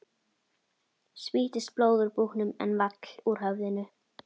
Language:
Icelandic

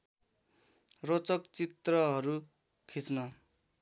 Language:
Nepali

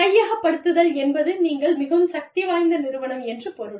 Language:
Tamil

